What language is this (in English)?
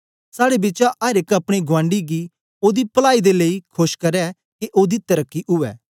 Dogri